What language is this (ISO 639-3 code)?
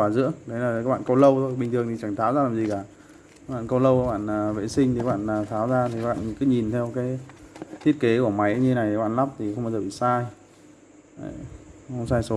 vie